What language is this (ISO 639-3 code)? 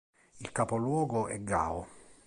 ita